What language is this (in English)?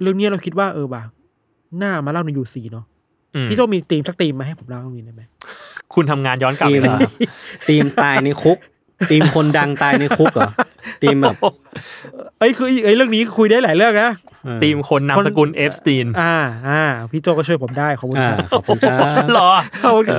Thai